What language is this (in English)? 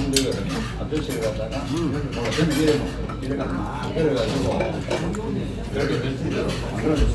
Korean